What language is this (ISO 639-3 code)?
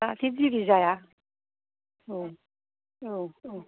brx